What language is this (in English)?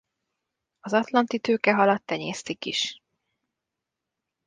Hungarian